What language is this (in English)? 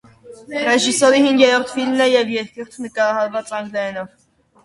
Armenian